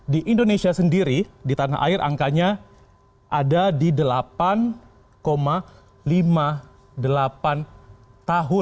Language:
Indonesian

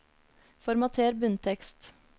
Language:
Norwegian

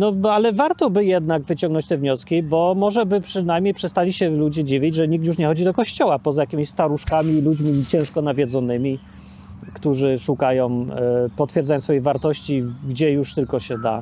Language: Polish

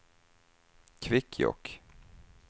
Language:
Swedish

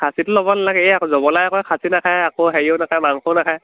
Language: Assamese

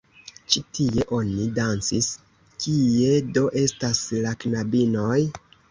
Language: Esperanto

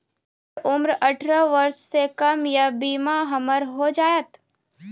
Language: Maithili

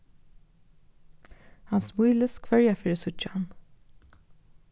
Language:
Faroese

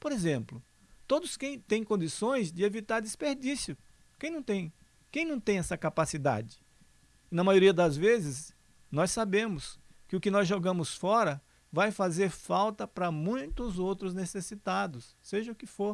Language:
Portuguese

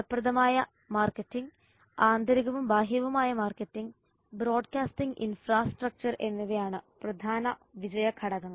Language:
Malayalam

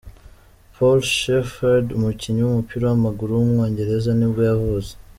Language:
Kinyarwanda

